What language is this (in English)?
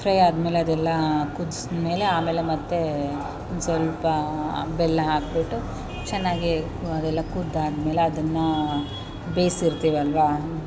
Kannada